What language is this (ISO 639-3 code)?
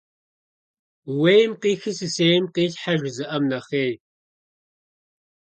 kbd